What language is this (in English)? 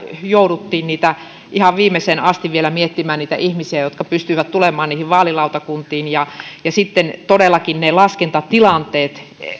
Finnish